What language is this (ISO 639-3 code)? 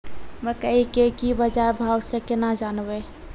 mai